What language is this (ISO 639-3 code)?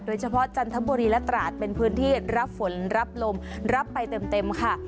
tha